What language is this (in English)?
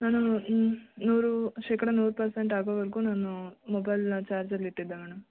Kannada